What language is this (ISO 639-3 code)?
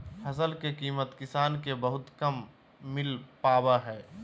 mag